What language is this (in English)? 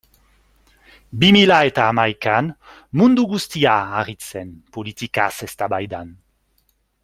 Basque